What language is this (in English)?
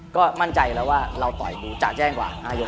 Thai